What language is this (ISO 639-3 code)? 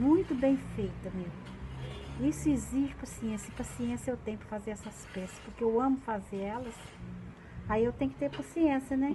por